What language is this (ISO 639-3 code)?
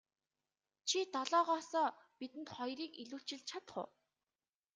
mon